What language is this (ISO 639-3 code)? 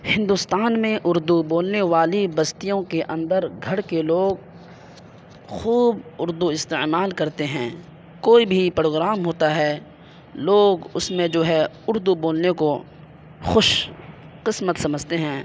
urd